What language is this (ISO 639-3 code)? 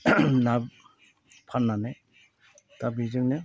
brx